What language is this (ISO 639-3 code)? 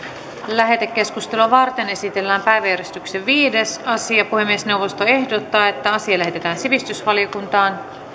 fin